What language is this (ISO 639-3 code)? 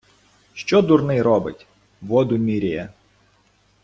ukr